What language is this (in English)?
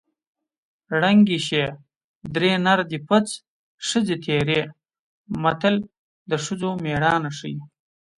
Pashto